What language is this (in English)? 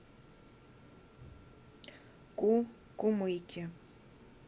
Russian